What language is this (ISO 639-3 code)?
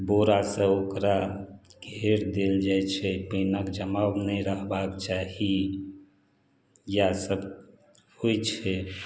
mai